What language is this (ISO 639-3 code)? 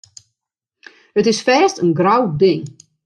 fry